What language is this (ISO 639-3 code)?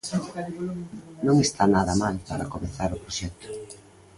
glg